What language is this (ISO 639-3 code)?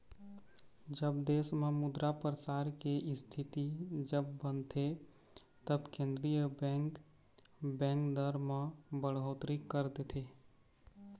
hne